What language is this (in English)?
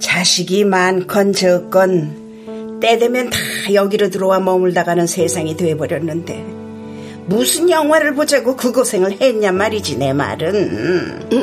Korean